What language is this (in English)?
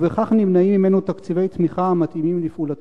Hebrew